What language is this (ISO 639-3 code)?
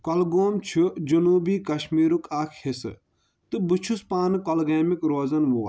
kas